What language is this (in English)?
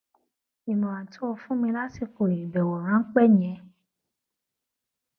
Yoruba